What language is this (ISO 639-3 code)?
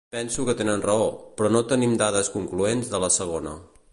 cat